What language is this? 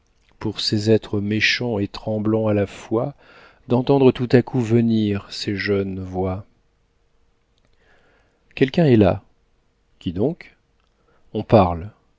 French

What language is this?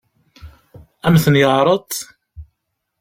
Kabyle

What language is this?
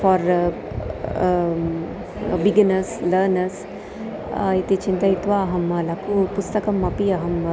Sanskrit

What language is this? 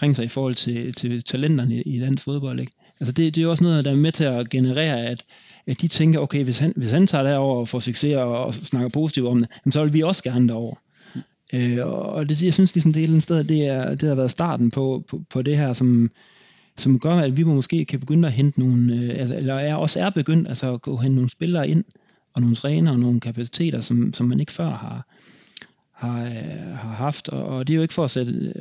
Danish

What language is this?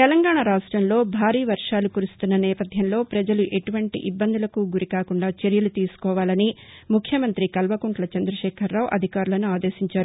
Telugu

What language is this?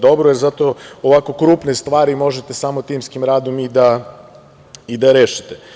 Serbian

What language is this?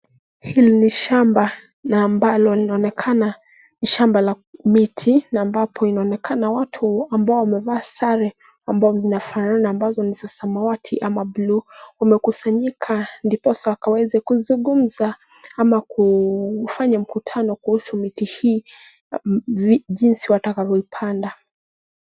Swahili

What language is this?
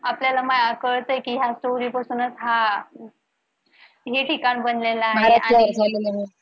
Marathi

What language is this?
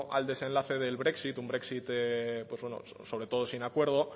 Spanish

